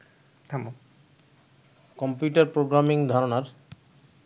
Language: Bangla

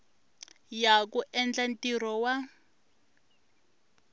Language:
Tsonga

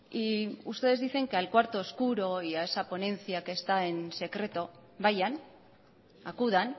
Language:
Spanish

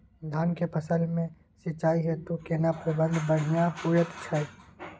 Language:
Maithili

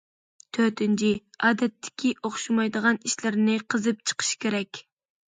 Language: Uyghur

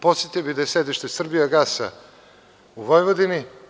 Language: Serbian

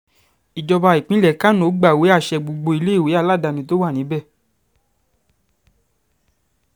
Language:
Yoruba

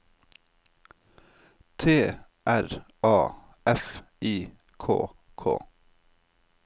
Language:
Norwegian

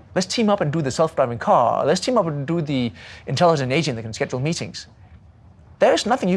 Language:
English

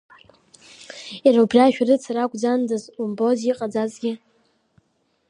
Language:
Abkhazian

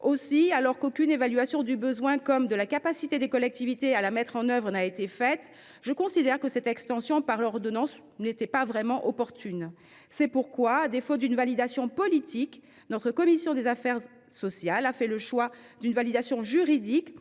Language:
French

